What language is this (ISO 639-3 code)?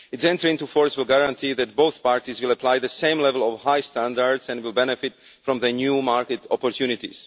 eng